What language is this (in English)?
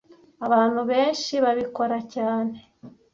Kinyarwanda